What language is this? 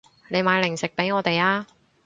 Cantonese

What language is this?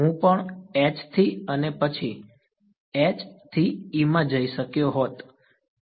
Gujarati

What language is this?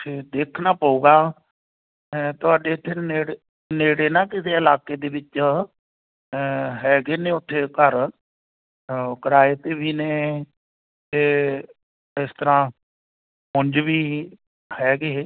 Punjabi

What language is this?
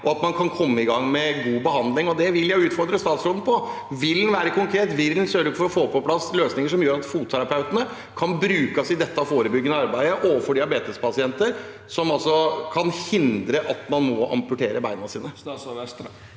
Norwegian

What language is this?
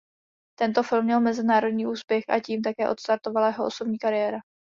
Czech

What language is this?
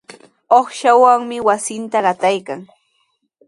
Sihuas Ancash Quechua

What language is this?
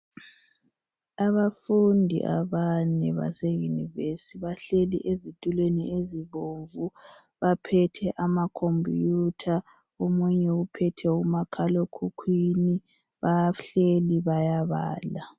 North Ndebele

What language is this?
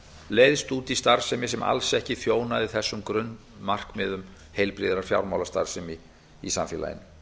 Icelandic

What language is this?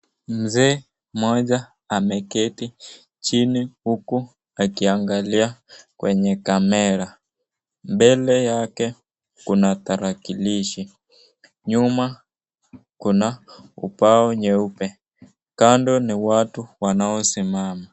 Swahili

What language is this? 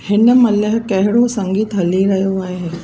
Sindhi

